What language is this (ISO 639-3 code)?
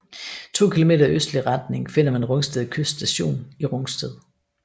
dan